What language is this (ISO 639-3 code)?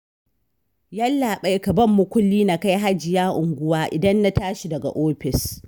hau